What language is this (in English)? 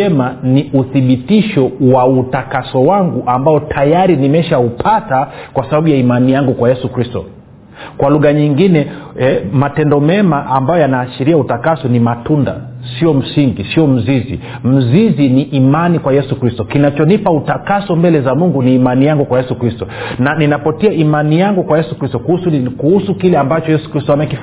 Swahili